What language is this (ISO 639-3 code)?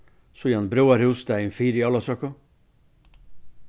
fao